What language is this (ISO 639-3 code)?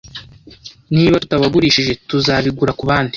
kin